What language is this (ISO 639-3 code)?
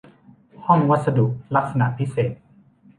tha